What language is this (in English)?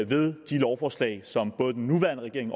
Danish